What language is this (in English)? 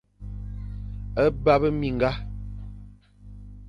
Fang